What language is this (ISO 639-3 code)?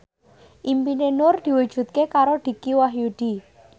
jav